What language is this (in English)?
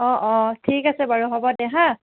Assamese